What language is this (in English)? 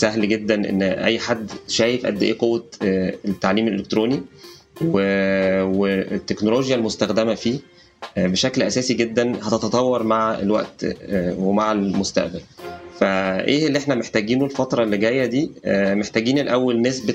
Arabic